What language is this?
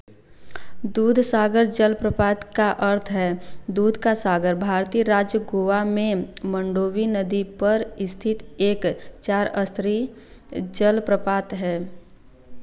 Hindi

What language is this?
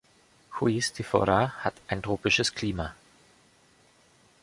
German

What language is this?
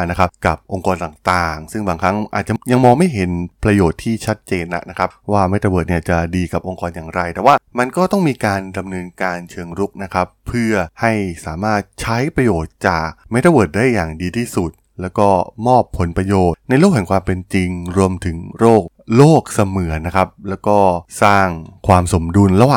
Thai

